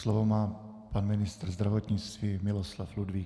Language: Czech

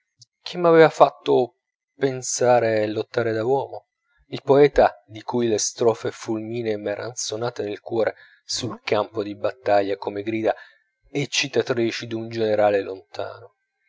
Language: Italian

